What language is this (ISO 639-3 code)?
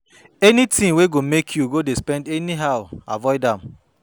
pcm